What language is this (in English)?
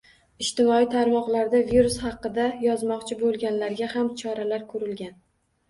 Uzbek